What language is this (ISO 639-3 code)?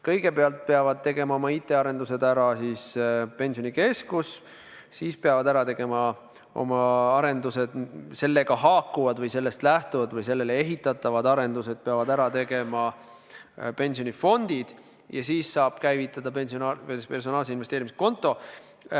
est